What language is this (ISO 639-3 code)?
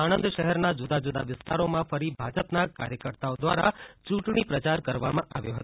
guj